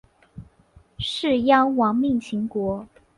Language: Chinese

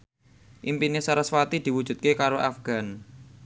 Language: Javanese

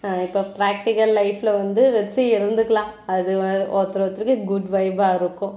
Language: Tamil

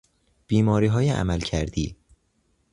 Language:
Persian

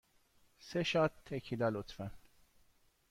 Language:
Persian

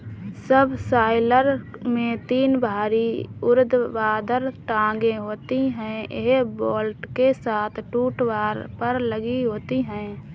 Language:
Hindi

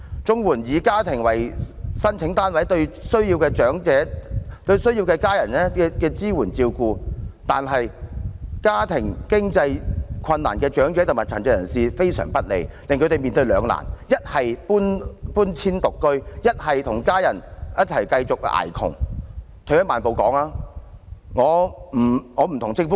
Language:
Cantonese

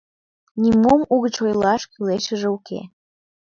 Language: Mari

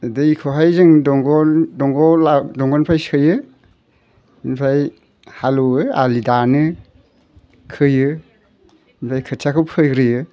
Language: Bodo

